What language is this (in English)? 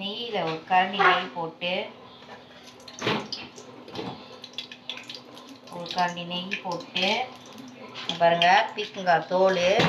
Indonesian